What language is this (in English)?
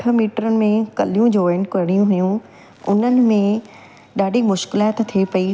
Sindhi